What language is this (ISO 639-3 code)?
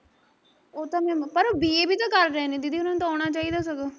pan